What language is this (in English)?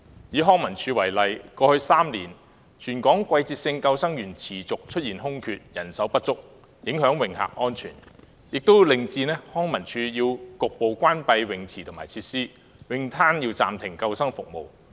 Cantonese